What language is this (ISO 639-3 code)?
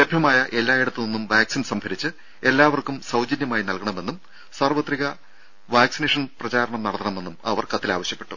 mal